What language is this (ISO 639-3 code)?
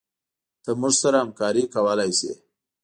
pus